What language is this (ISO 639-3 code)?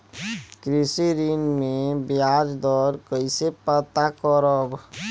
bho